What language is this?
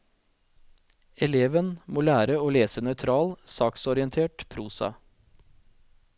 Norwegian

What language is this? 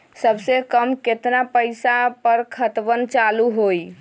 Magahi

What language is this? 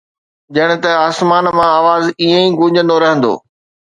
Sindhi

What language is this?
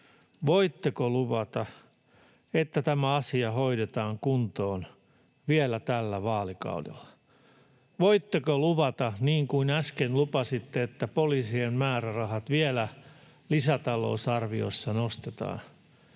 Finnish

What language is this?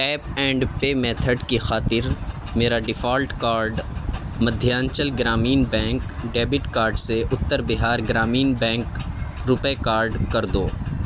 Urdu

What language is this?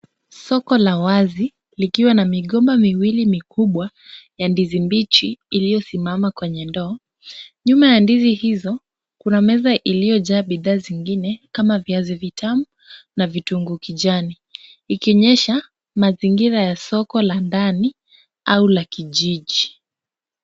Swahili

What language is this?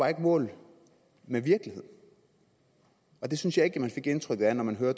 Danish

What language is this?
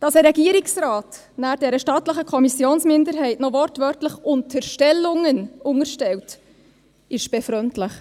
Swiss German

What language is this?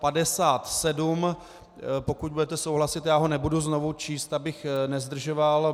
Czech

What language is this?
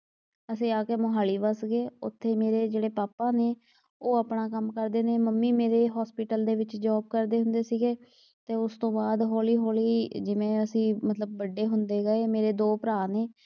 Punjabi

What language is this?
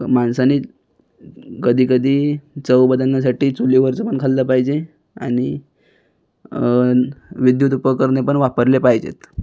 Marathi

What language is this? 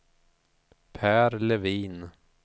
Swedish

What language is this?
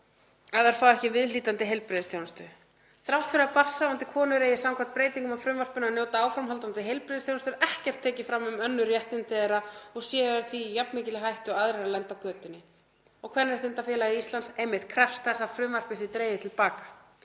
Icelandic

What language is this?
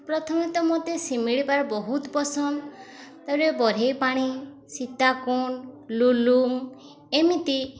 Odia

